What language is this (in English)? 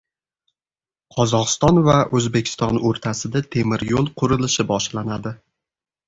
Uzbek